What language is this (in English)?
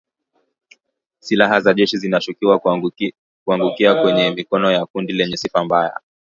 Swahili